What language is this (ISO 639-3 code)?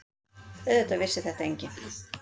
isl